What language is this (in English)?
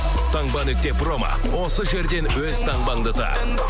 Kazakh